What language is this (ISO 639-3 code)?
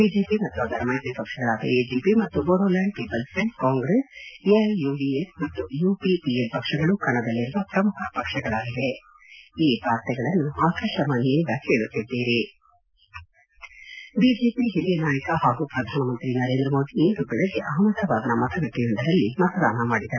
kan